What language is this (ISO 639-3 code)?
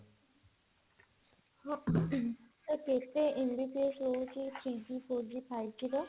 ori